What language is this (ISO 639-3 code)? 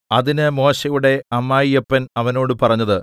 mal